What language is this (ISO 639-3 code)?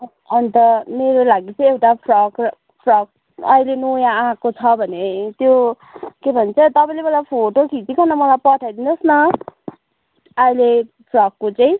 nep